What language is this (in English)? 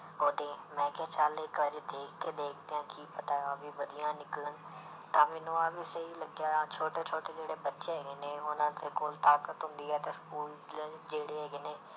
Punjabi